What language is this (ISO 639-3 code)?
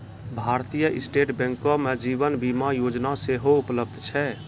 mai